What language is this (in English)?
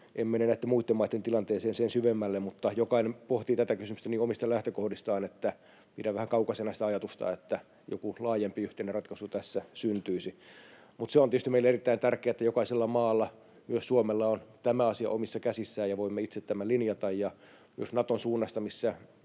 Finnish